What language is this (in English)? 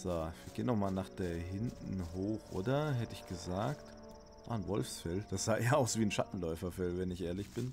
German